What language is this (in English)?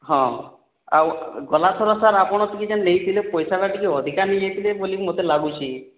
Odia